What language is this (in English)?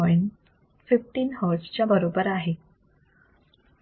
Marathi